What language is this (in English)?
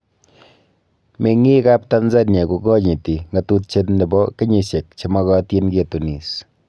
Kalenjin